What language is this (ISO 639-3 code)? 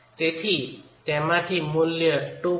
guj